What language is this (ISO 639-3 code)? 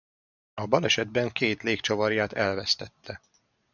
hun